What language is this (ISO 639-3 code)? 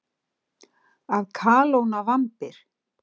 isl